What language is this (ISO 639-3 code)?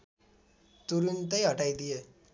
nep